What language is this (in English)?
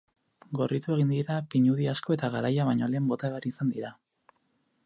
Basque